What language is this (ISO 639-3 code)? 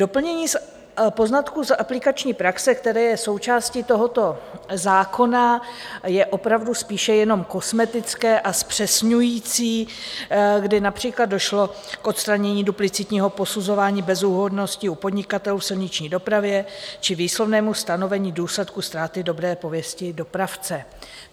ces